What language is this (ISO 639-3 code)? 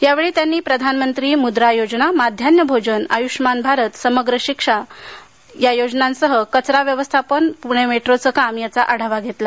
mar